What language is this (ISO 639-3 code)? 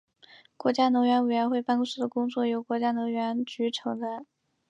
zho